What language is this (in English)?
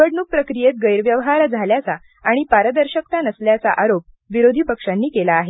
Marathi